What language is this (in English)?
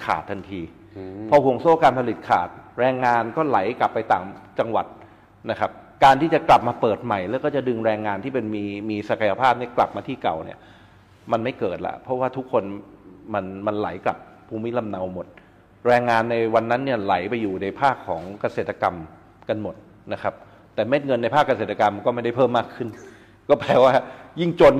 Thai